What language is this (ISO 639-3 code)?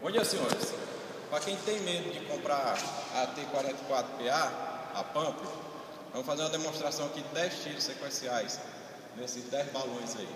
por